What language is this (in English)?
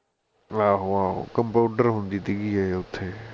Punjabi